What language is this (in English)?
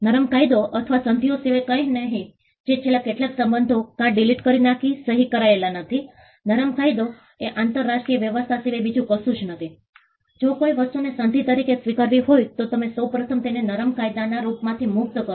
Gujarati